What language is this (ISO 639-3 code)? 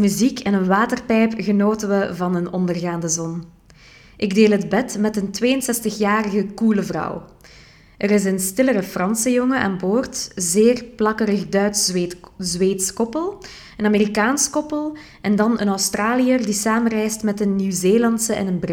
nld